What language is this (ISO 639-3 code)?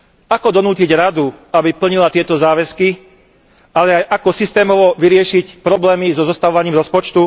slk